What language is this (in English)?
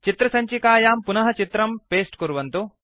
Sanskrit